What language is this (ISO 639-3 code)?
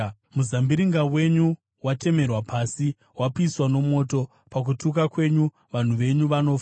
sna